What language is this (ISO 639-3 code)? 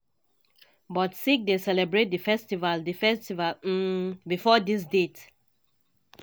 pcm